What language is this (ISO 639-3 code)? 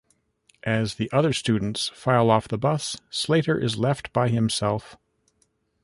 eng